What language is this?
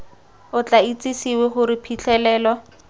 Tswana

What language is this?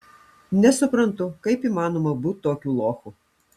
Lithuanian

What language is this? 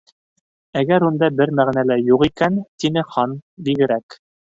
Bashkir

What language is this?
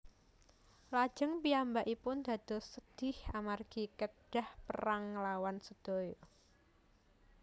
Javanese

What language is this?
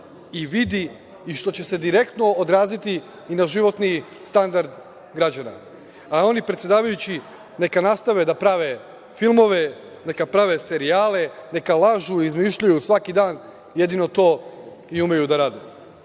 Serbian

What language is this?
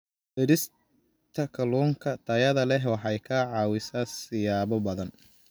Somali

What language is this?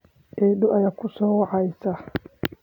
Somali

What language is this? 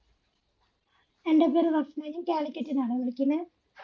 Malayalam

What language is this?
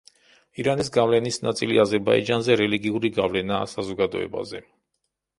Georgian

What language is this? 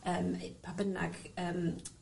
Welsh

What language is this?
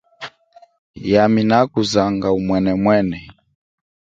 Chokwe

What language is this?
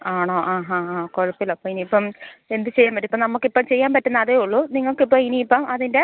Malayalam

